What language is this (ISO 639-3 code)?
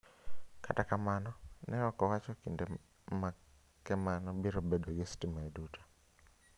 luo